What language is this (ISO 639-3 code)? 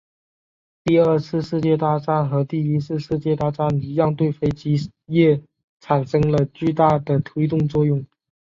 zho